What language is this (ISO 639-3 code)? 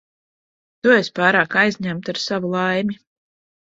lav